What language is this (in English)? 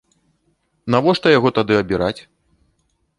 Belarusian